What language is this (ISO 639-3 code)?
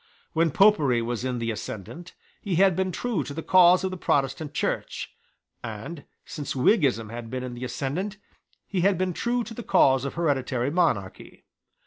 eng